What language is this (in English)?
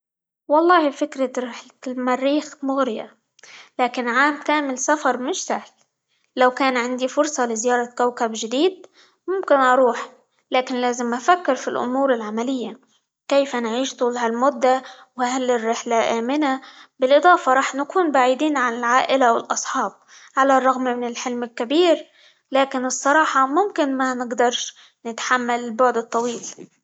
Libyan Arabic